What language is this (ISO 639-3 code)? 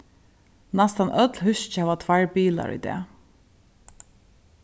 fao